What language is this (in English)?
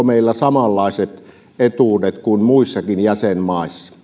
Finnish